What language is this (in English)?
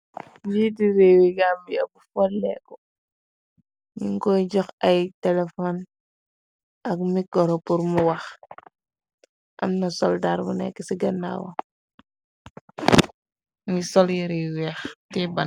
Wolof